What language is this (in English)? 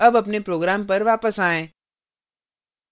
Hindi